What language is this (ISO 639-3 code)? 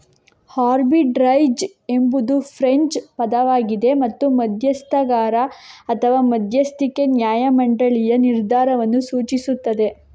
kan